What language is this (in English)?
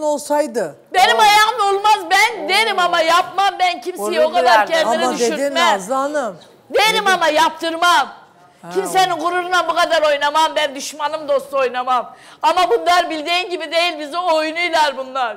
Turkish